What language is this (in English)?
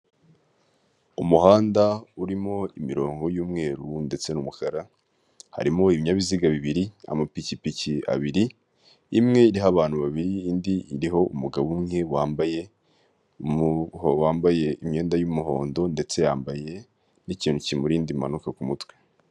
Kinyarwanda